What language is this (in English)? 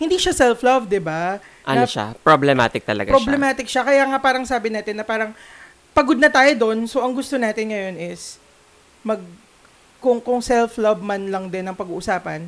Filipino